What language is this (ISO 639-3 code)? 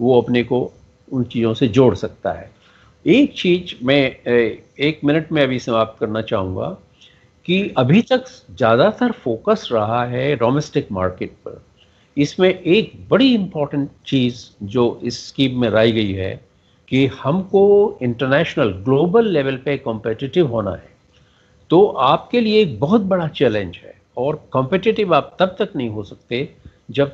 hin